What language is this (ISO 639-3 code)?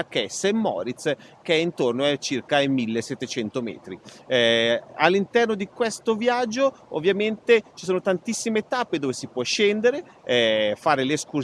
ita